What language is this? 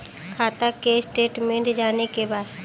Bhojpuri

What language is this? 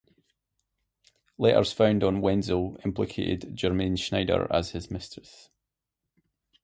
English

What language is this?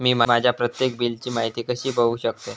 Marathi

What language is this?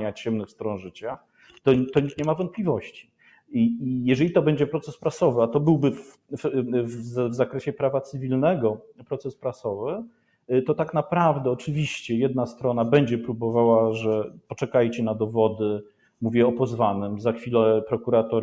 Polish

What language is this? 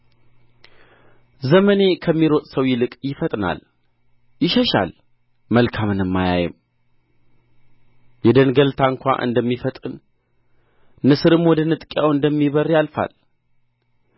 Amharic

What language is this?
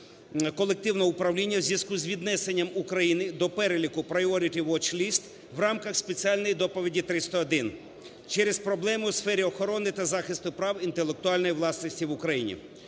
Ukrainian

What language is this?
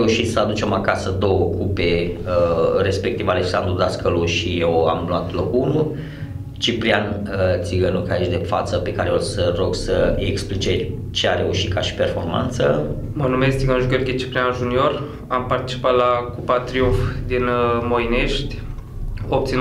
Romanian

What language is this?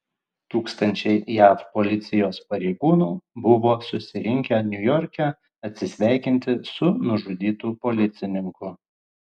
Lithuanian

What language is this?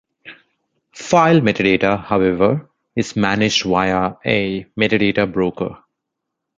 English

